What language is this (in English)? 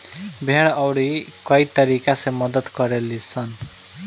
Bhojpuri